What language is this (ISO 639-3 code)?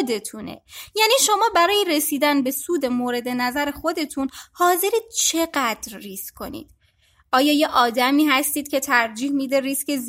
fas